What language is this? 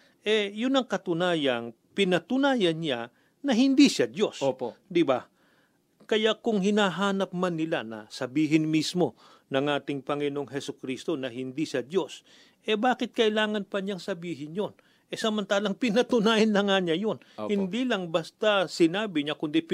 Filipino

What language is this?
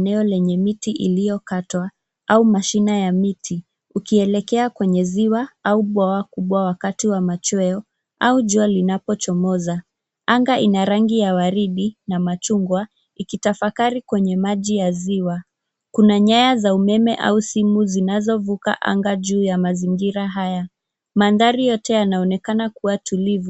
Swahili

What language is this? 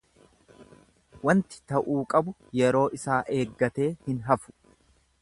Oromo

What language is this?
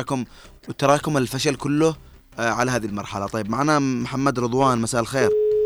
Arabic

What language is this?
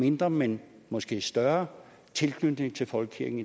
Danish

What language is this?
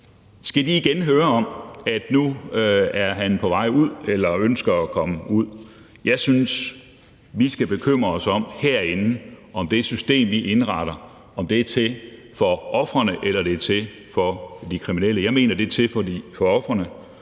Danish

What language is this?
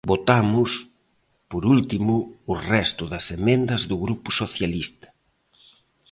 Galician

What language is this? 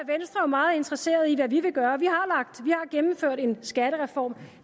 Danish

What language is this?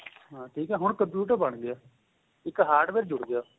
Punjabi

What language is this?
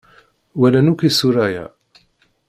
Kabyle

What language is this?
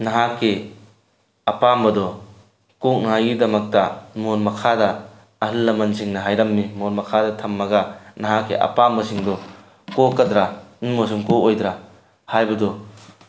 Manipuri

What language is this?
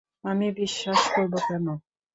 Bangla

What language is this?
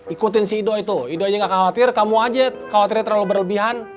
Indonesian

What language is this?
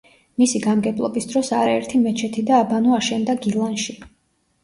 Georgian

